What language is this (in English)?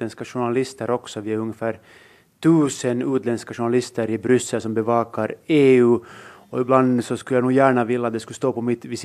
Swedish